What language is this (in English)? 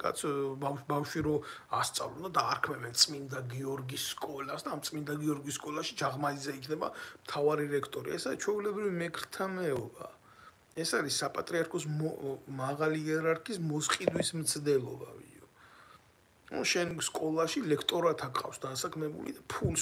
Romanian